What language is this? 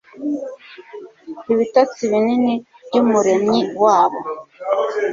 Kinyarwanda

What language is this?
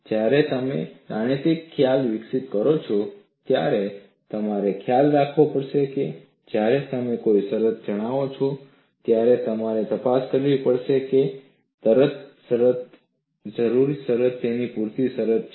Gujarati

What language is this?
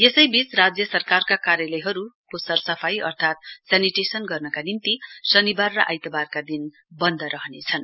Nepali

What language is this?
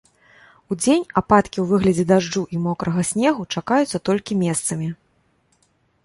Belarusian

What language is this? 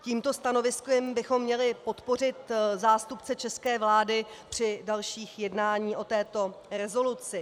Czech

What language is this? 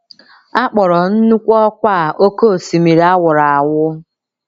Igbo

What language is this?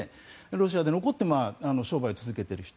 Japanese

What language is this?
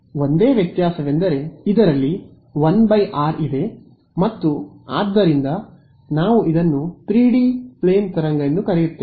Kannada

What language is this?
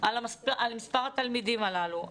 Hebrew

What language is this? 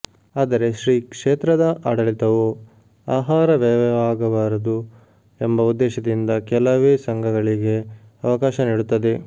Kannada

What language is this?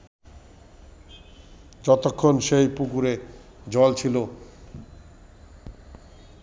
Bangla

